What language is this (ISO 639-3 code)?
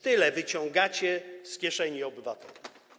pol